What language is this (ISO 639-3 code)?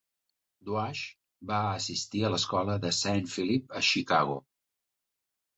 cat